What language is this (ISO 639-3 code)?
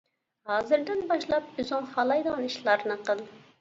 uig